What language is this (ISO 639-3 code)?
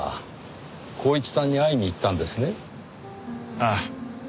jpn